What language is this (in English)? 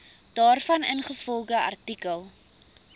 Afrikaans